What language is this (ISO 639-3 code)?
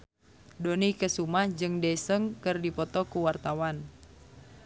sun